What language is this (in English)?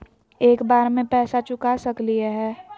Magahi